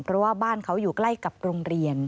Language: Thai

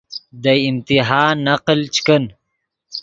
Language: Yidgha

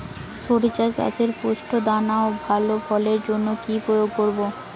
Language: Bangla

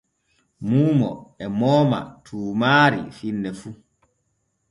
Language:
Borgu Fulfulde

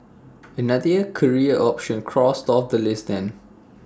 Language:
English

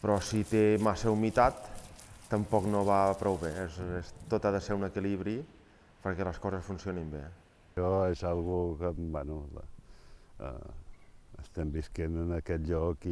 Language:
Catalan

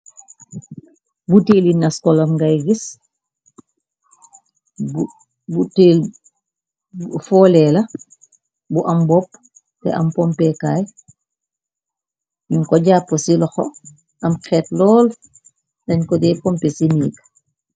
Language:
Wolof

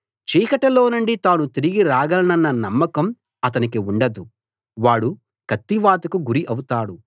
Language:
Telugu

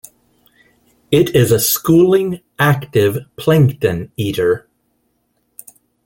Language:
English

